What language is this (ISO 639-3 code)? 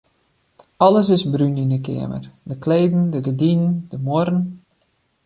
fry